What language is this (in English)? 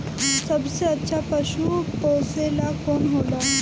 Bhojpuri